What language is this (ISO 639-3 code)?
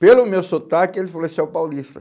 por